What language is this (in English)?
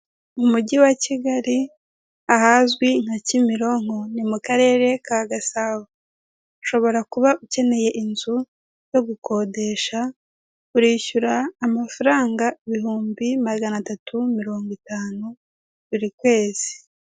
Kinyarwanda